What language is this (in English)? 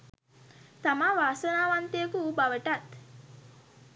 Sinhala